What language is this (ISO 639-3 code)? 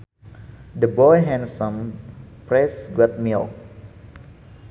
sun